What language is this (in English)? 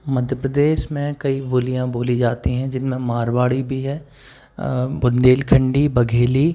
Hindi